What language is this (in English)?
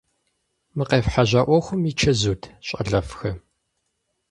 Kabardian